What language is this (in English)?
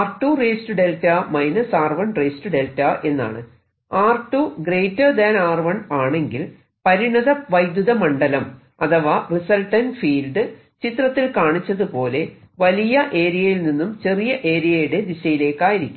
Malayalam